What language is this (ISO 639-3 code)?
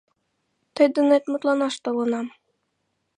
chm